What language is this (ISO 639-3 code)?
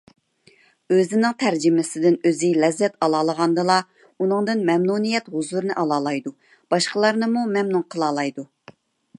uig